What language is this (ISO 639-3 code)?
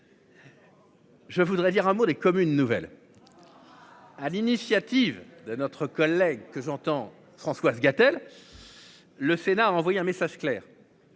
fra